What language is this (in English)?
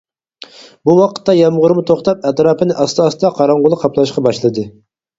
Uyghur